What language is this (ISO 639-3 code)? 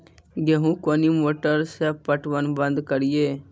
mai